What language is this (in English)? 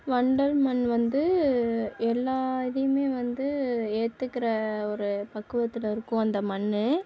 Tamil